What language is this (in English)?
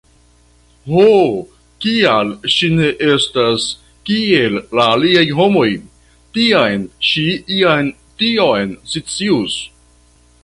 Esperanto